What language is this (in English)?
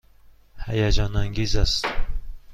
Persian